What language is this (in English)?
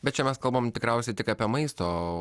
Lithuanian